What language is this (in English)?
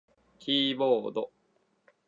Japanese